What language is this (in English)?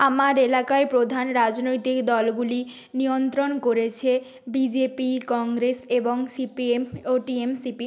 Bangla